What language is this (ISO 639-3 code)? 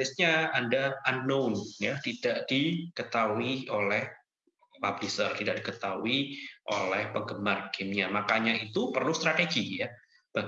ind